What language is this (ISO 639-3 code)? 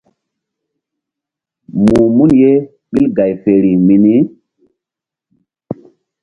mdd